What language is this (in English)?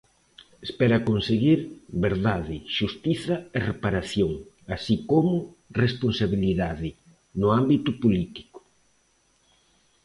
Galician